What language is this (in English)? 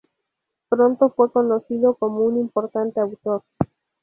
Spanish